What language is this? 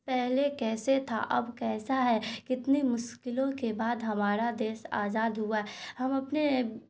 Urdu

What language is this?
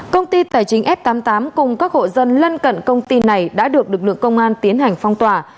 Vietnamese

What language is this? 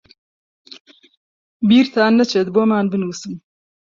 Central Kurdish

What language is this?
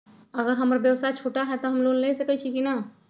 Magahi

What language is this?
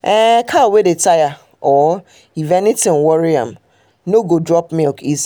Nigerian Pidgin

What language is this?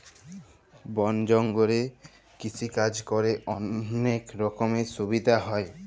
Bangla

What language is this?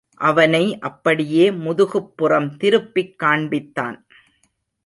Tamil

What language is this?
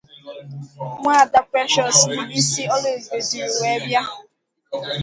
Igbo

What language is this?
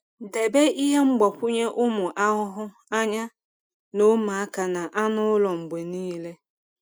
Igbo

